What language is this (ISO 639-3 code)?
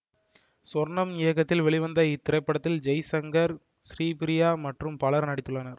tam